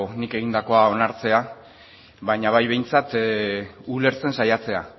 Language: Basque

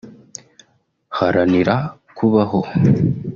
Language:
Kinyarwanda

